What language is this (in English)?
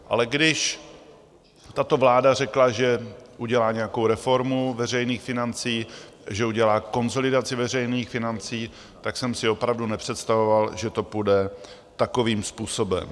Czech